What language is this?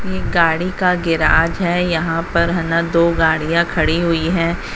Hindi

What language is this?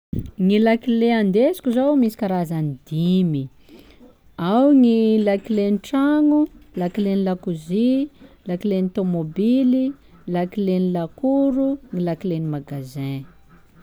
Sakalava Malagasy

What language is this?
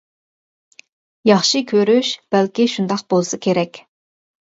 Uyghur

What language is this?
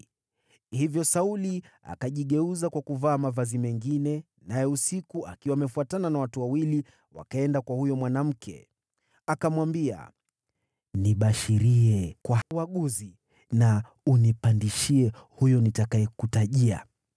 Swahili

